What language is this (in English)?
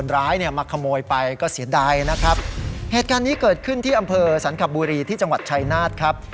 Thai